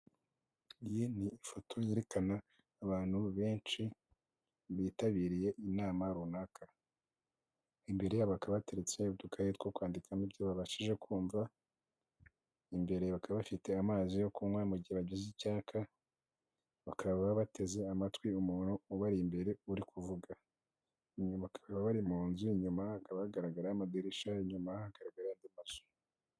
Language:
Kinyarwanda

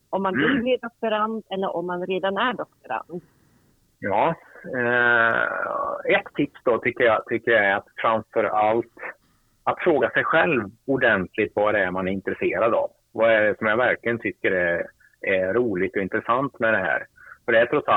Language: Swedish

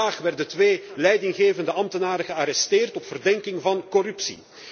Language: Dutch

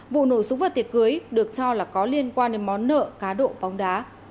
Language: Vietnamese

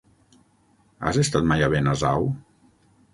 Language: Catalan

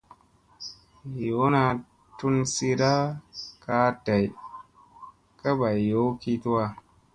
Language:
Musey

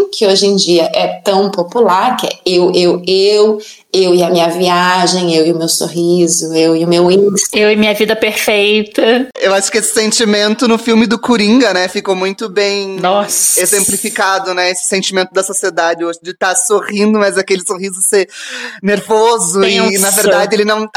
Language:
Portuguese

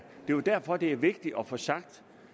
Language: Danish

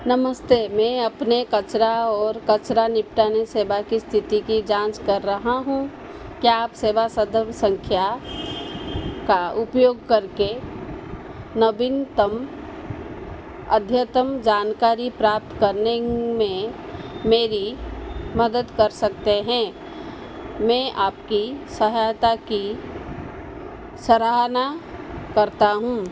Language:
Hindi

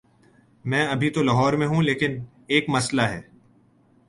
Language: Urdu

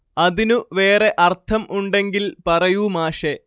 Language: Malayalam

